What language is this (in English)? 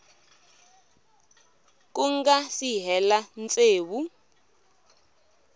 Tsonga